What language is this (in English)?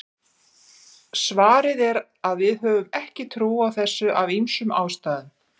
Icelandic